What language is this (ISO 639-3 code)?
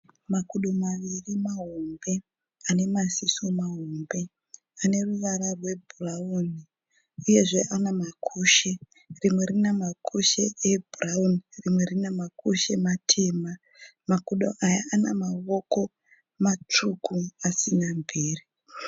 sna